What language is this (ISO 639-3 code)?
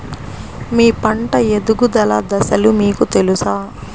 tel